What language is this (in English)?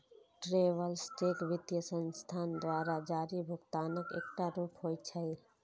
Maithili